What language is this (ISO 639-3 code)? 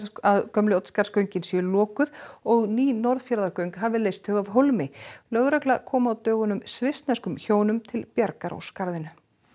isl